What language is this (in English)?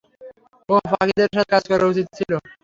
Bangla